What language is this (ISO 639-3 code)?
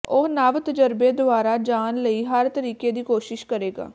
pan